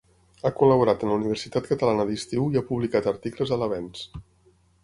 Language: Catalan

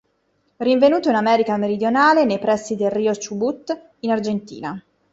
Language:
Italian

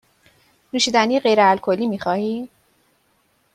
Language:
Persian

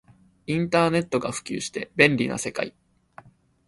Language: Japanese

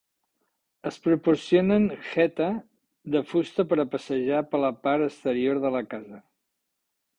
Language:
Catalan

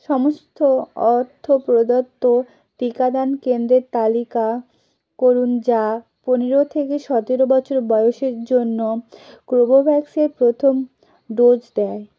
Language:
Bangla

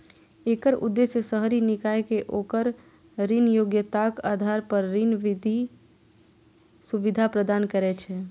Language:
Maithili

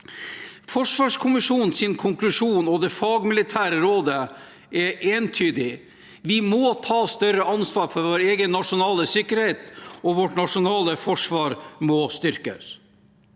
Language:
Norwegian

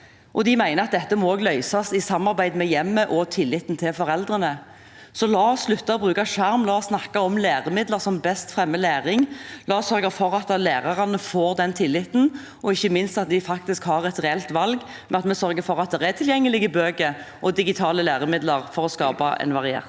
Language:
Norwegian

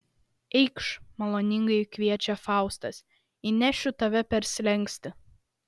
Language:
Lithuanian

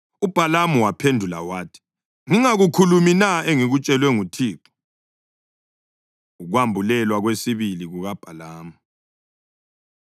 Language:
North Ndebele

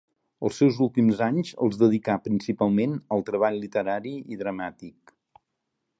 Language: Catalan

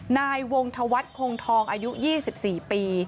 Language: Thai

